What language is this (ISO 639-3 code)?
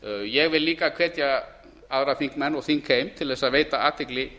isl